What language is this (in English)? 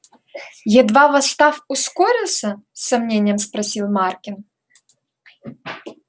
Russian